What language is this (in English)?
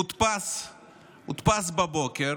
Hebrew